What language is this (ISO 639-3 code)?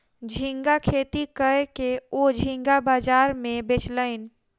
mai